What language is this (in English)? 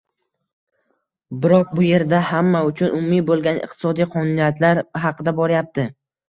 Uzbek